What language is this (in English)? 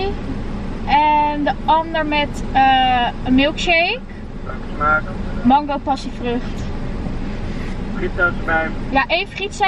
Dutch